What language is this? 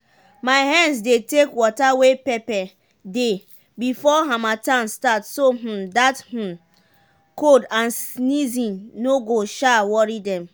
Nigerian Pidgin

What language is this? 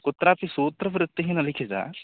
Sanskrit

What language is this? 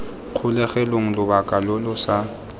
Tswana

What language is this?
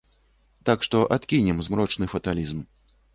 Belarusian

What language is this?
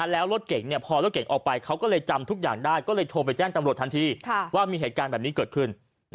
Thai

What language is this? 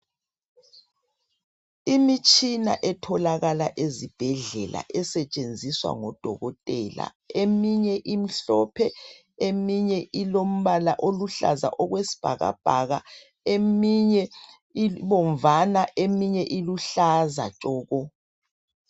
North Ndebele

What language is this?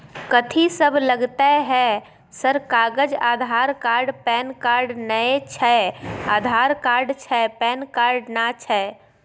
Maithili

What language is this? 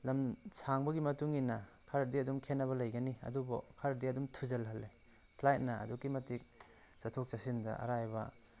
Manipuri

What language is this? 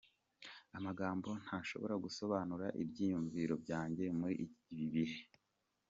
Kinyarwanda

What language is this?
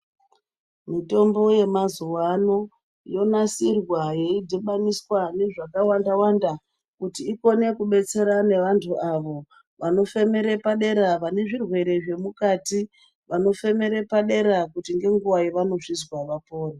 Ndau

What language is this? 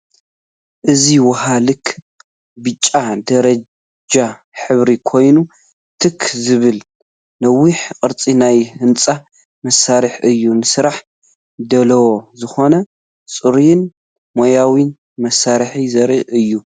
Tigrinya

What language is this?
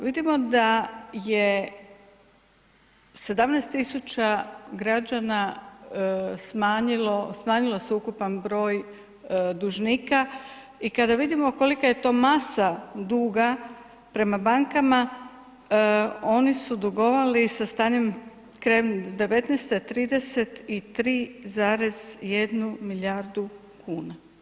Croatian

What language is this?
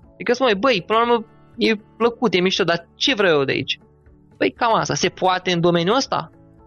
Romanian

